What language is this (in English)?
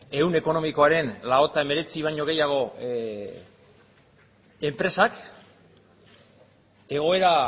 Basque